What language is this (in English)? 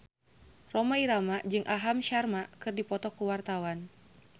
Sundanese